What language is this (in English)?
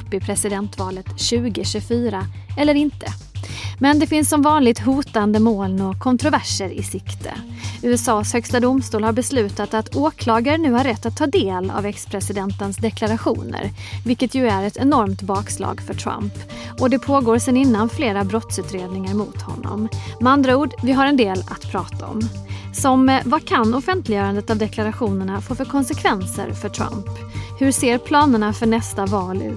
Swedish